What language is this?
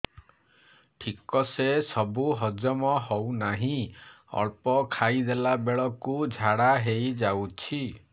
Odia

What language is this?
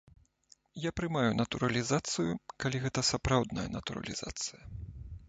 Belarusian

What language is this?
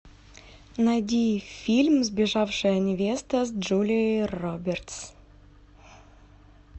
Russian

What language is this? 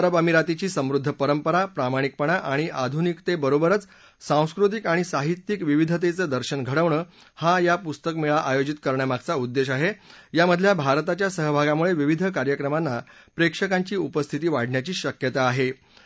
Marathi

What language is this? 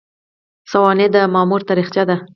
Pashto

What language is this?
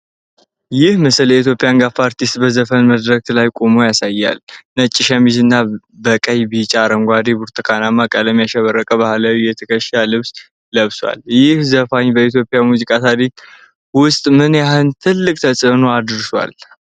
Amharic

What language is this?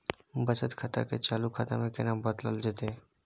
Maithili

